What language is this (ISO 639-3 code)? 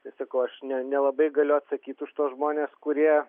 lit